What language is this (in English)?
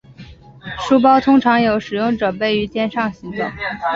Chinese